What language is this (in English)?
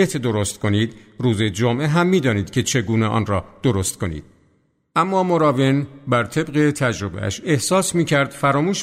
Persian